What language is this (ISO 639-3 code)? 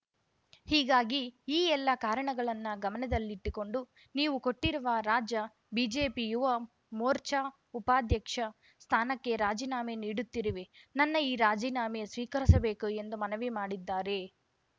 kan